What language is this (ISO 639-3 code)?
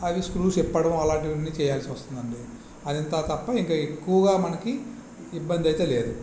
tel